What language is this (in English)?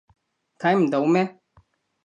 Cantonese